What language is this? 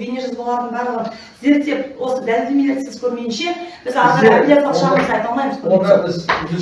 Turkish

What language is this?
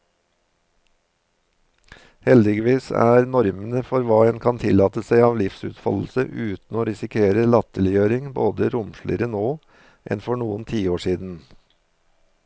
Norwegian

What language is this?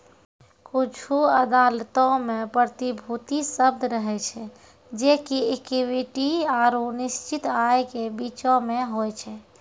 Maithili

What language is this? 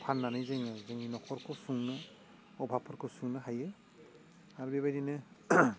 Bodo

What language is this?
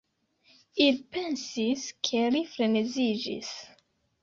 Esperanto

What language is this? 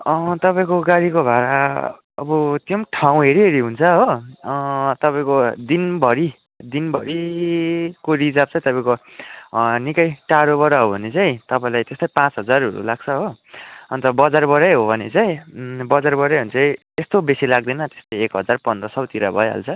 Nepali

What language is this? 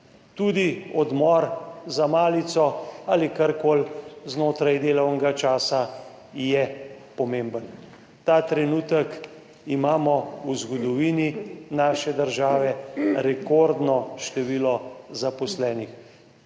Slovenian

